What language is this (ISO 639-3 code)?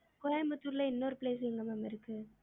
tam